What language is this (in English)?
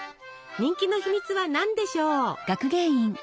Japanese